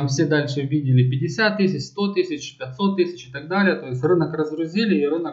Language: Russian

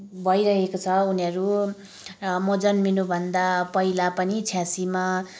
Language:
Nepali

